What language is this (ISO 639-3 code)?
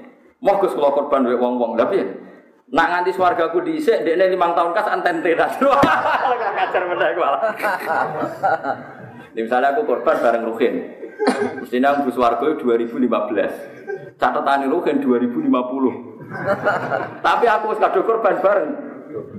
ind